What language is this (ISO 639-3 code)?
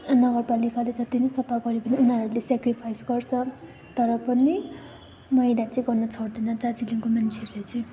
nep